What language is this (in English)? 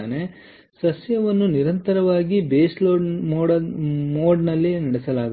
Kannada